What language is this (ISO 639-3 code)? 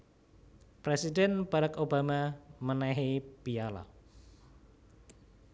jav